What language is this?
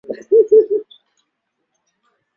Swahili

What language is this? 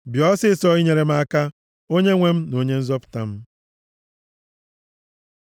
Igbo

